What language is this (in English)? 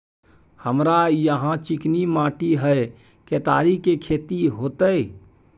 Maithili